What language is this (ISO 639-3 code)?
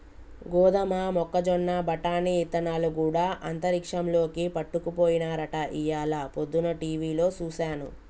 tel